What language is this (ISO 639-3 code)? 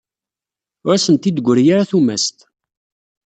kab